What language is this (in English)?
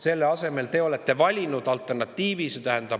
Estonian